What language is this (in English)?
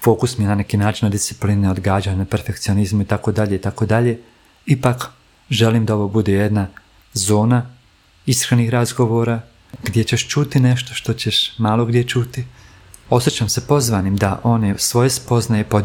Croatian